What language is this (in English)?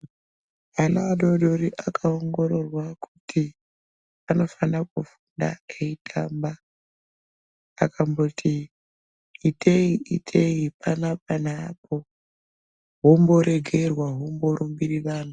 Ndau